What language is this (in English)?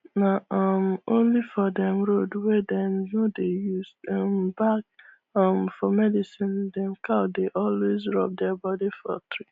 Nigerian Pidgin